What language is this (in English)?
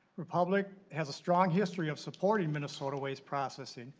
English